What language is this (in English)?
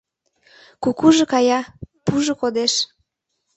Mari